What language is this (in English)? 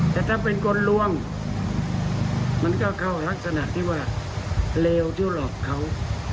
Thai